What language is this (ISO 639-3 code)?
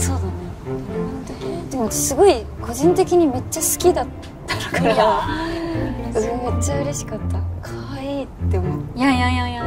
jpn